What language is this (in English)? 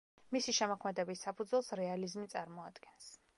Georgian